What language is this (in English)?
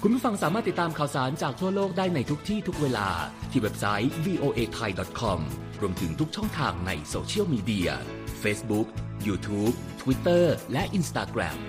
Thai